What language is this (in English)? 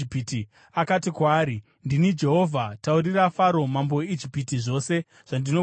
Shona